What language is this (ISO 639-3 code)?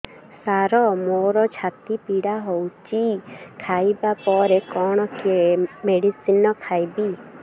ori